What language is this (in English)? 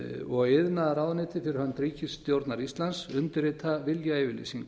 Icelandic